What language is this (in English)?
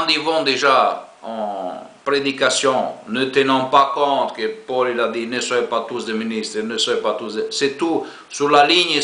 French